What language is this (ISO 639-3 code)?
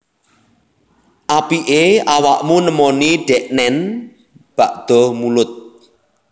jav